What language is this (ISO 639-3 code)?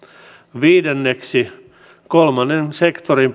fin